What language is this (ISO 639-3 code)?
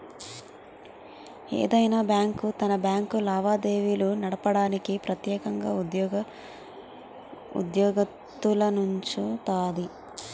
tel